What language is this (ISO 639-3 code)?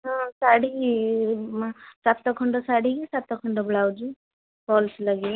ori